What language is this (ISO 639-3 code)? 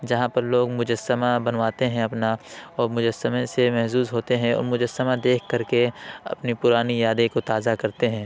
urd